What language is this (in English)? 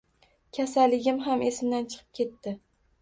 Uzbek